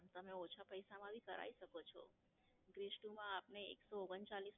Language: Gujarati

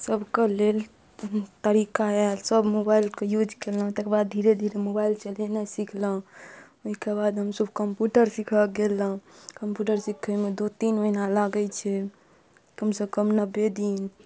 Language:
Maithili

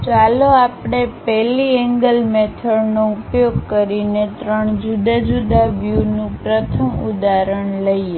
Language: Gujarati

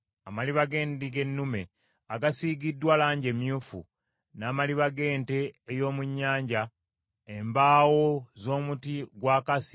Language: Ganda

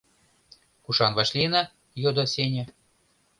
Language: Mari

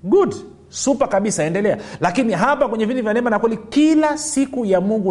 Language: Swahili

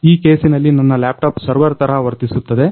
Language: Kannada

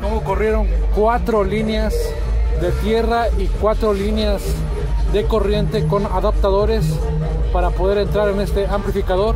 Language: Spanish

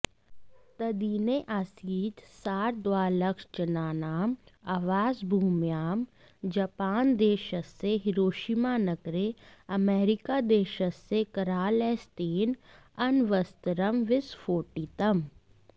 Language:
Sanskrit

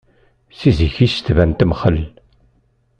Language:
Kabyle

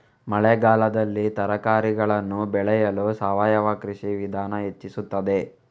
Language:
Kannada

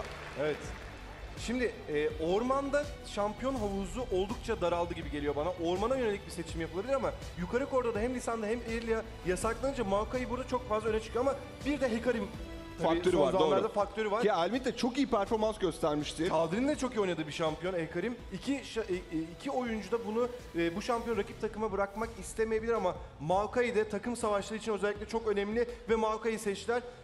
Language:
Turkish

